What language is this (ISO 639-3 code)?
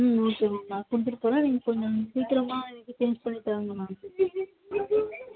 tam